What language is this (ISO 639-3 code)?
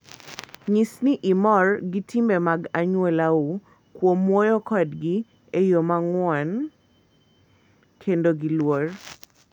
luo